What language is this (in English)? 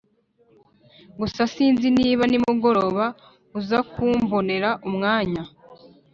Kinyarwanda